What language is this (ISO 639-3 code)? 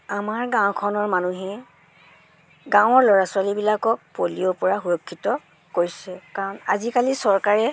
asm